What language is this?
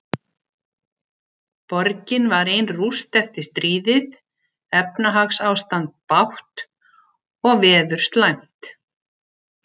Icelandic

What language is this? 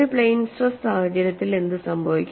Malayalam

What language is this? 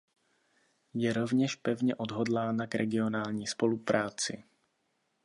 Czech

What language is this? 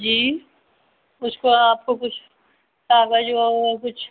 Hindi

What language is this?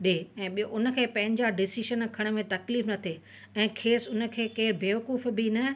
Sindhi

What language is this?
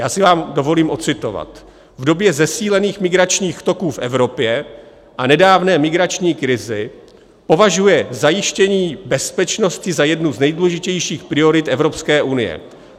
Czech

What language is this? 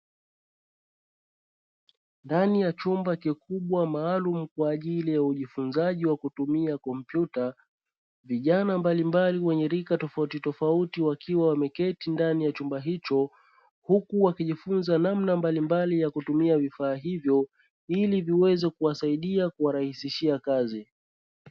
Swahili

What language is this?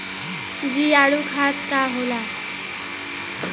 Bhojpuri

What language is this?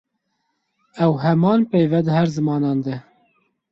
Kurdish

